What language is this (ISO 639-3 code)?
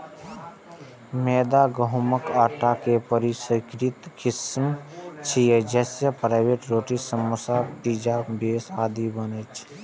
mai